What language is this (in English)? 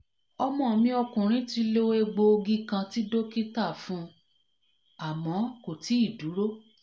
Yoruba